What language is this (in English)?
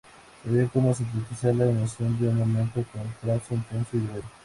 Spanish